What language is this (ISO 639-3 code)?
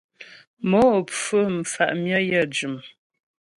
bbj